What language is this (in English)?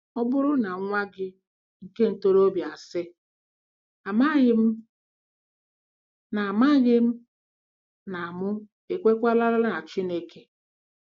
Igbo